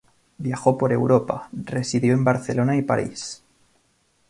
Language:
Spanish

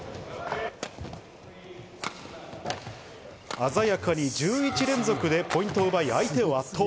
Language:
Japanese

